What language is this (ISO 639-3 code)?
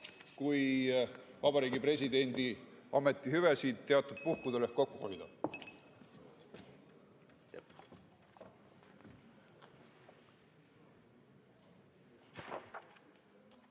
est